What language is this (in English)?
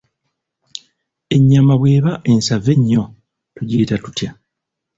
Ganda